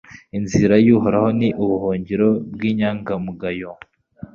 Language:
Kinyarwanda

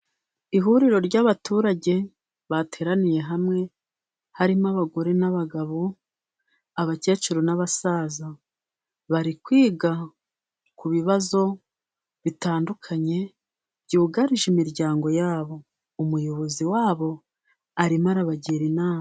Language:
Kinyarwanda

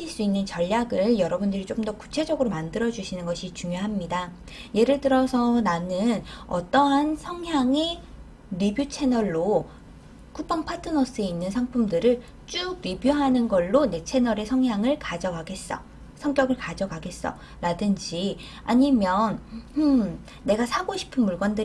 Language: Korean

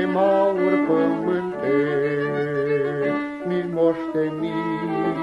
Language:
Romanian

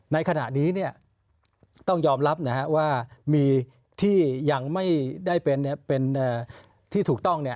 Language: Thai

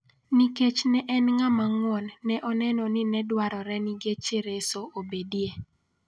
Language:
Luo (Kenya and Tanzania)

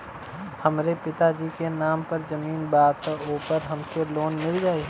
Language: Bhojpuri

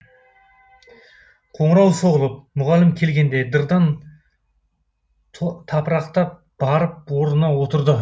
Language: Kazakh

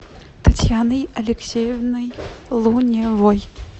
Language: Russian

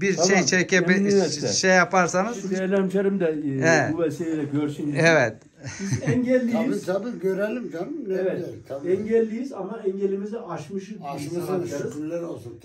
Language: Turkish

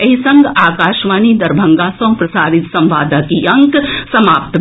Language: Maithili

